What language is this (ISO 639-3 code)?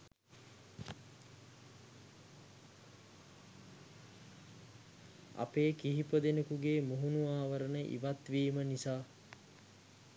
sin